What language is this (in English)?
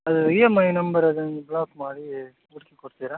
Kannada